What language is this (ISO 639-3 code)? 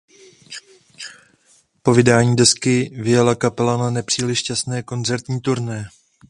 ces